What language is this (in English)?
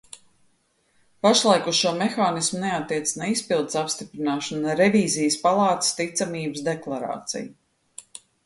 Latvian